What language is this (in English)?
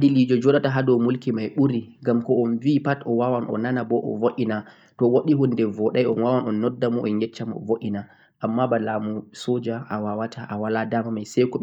Central-Eastern Niger Fulfulde